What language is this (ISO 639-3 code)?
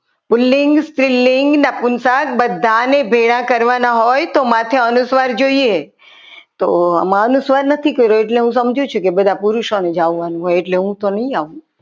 guj